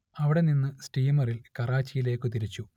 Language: Malayalam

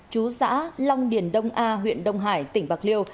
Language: Vietnamese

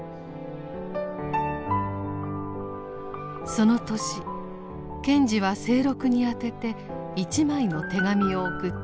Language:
Japanese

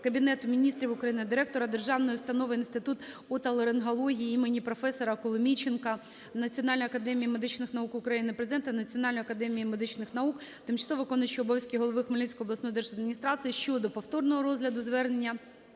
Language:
Ukrainian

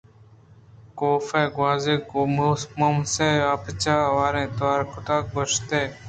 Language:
Eastern Balochi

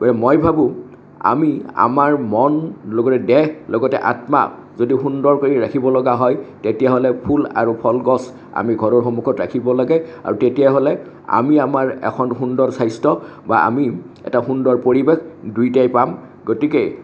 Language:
Assamese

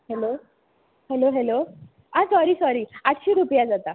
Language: Konkani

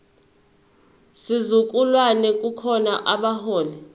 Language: Zulu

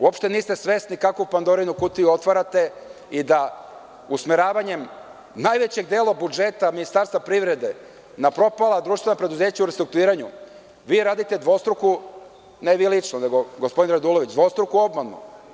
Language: Serbian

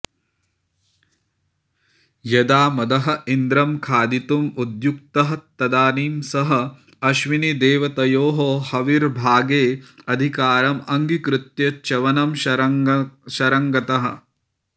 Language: Sanskrit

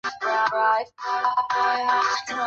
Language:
Chinese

